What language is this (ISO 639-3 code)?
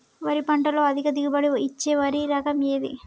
tel